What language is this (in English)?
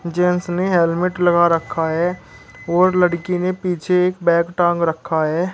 Hindi